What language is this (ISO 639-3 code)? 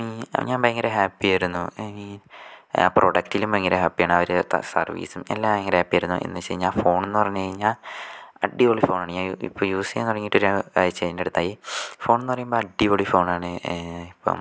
mal